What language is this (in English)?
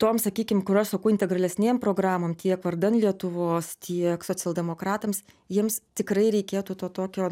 Lithuanian